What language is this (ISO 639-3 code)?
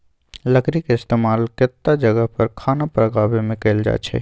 mag